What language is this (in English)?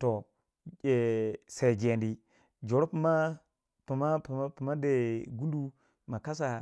Waja